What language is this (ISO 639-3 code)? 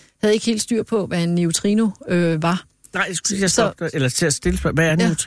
dan